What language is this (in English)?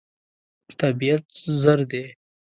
Pashto